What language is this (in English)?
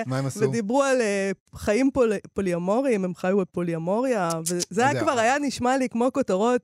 Hebrew